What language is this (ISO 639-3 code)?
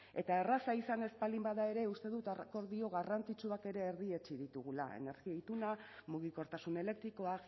eus